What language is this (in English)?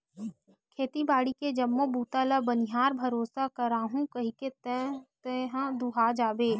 Chhattisgarhi